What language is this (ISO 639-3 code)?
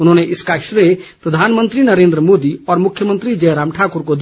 hin